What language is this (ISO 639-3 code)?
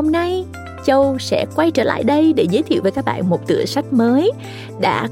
vie